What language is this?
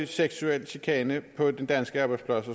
Danish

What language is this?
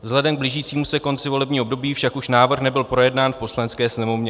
Czech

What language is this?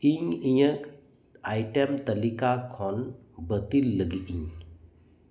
Santali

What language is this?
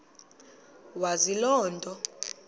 Xhosa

